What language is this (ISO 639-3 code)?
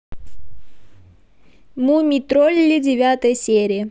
rus